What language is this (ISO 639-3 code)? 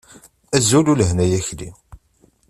kab